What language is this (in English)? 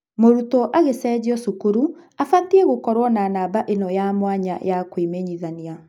Kikuyu